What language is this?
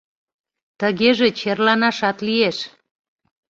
Mari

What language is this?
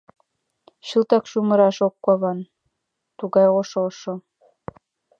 Mari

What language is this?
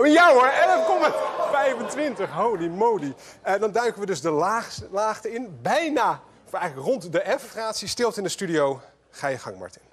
Dutch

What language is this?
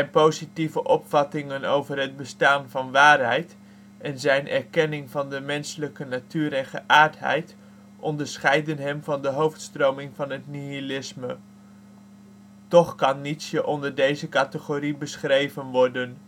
Dutch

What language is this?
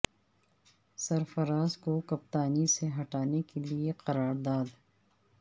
Urdu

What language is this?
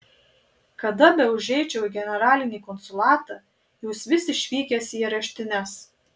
Lithuanian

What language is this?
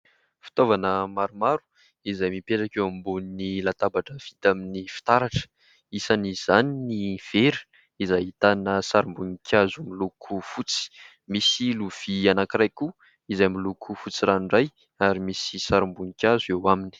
Malagasy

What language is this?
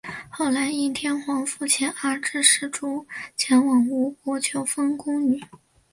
Chinese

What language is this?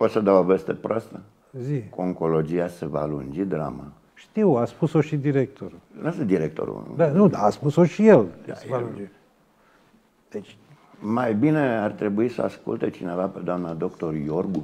Romanian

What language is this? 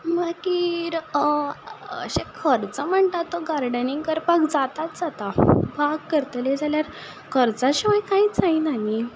Konkani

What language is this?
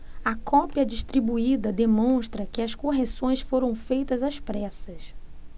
Portuguese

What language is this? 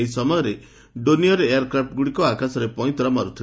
Odia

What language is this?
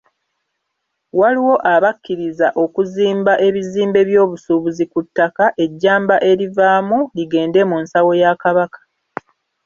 Ganda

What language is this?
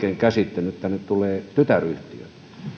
Finnish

